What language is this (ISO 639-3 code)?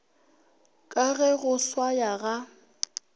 nso